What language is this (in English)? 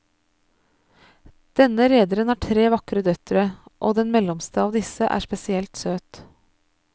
Norwegian